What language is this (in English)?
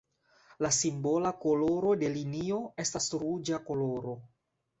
Esperanto